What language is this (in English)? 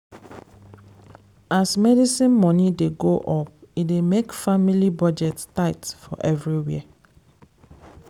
Nigerian Pidgin